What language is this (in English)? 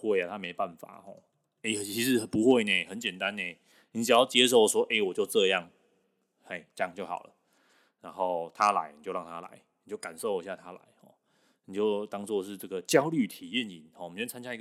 Chinese